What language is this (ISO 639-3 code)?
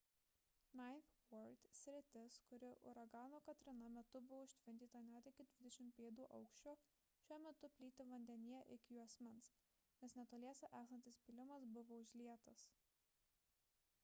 lit